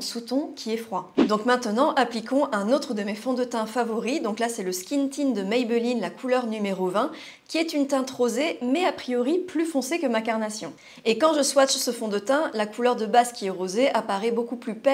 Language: French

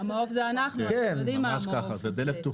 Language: Hebrew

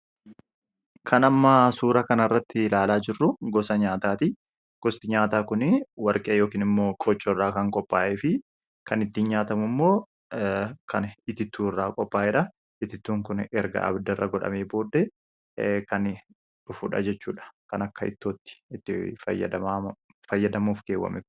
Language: Oromo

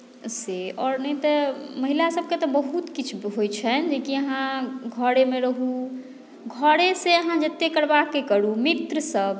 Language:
Maithili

